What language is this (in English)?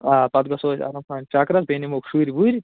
Kashmiri